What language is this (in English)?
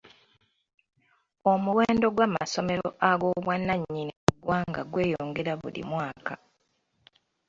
Ganda